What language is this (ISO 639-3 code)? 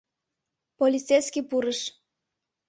chm